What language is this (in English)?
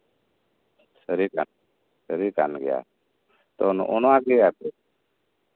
Santali